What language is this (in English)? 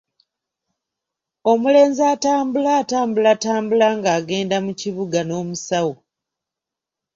Ganda